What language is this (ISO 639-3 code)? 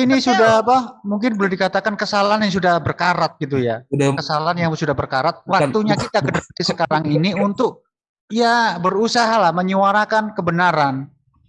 ind